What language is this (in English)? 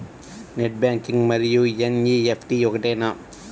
Telugu